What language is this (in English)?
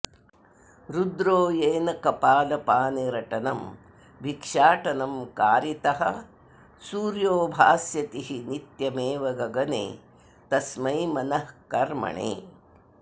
Sanskrit